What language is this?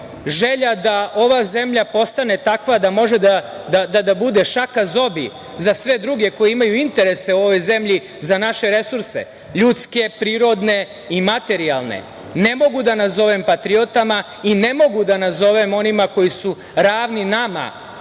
Serbian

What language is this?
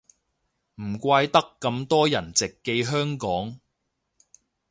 Cantonese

